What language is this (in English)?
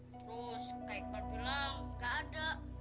Indonesian